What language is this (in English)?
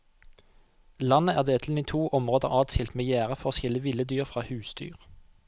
Norwegian